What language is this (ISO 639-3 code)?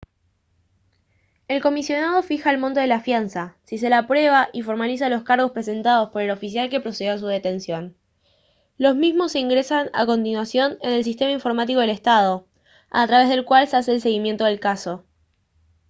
spa